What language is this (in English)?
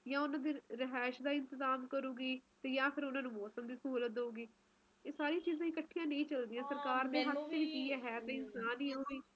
Punjabi